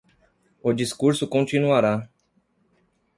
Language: Portuguese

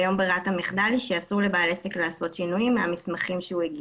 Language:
Hebrew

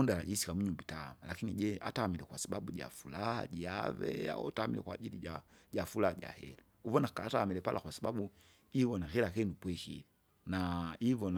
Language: Kinga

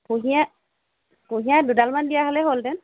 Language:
Assamese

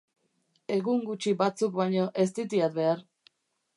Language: Basque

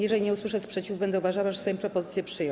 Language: Polish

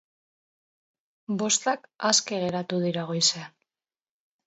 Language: Basque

